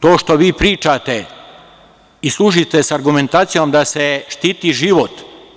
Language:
Serbian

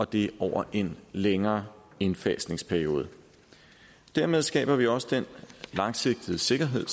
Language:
Danish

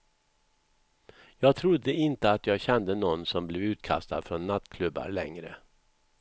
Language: Swedish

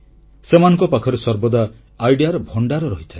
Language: Odia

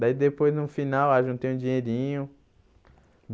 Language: Portuguese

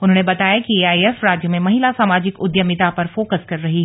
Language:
Hindi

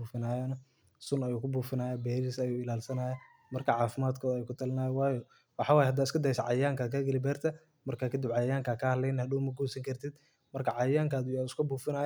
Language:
Somali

